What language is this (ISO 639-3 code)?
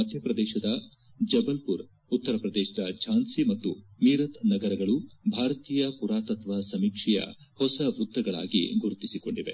kan